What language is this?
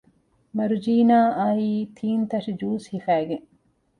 Divehi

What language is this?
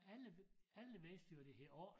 Danish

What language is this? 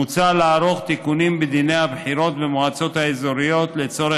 Hebrew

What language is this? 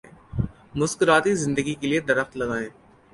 Urdu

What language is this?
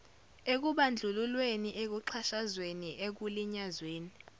Zulu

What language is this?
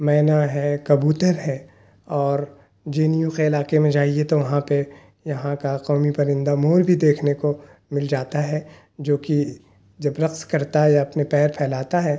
Urdu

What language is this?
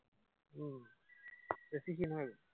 Assamese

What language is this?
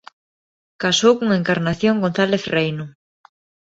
Galician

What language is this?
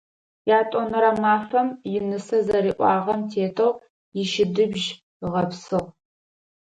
Adyghe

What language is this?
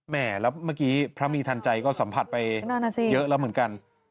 Thai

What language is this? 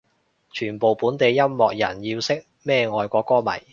Cantonese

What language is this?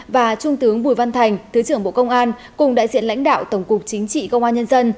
Vietnamese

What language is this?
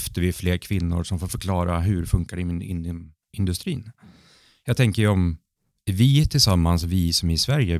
Swedish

